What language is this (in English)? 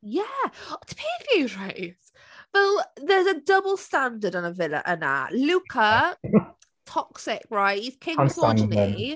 Welsh